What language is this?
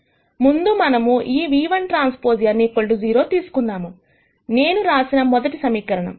Telugu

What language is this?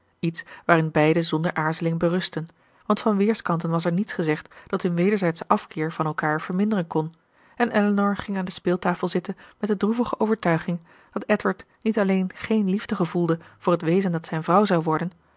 Dutch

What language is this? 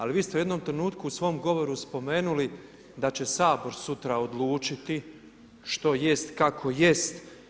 Croatian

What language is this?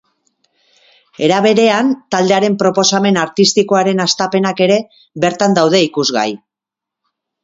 Basque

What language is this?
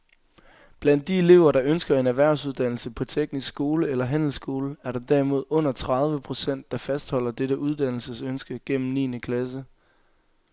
Danish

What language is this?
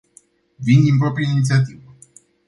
Romanian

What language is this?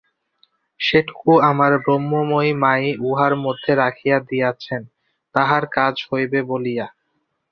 Bangla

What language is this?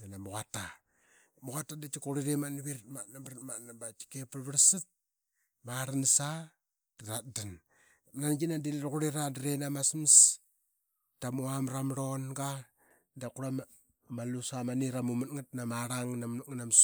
Qaqet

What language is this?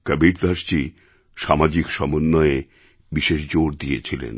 Bangla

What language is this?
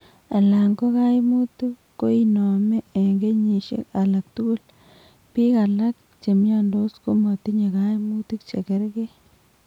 Kalenjin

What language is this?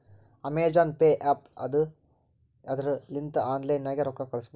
Kannada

